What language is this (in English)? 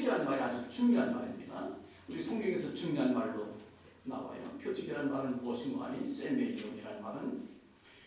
Korean